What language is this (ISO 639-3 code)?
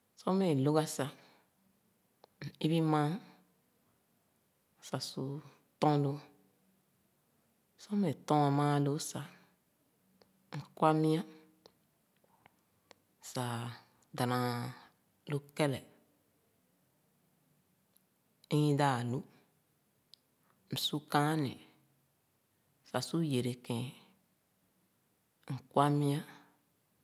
ogo